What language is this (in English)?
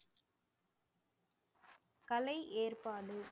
Tamil